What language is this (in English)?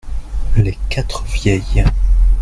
French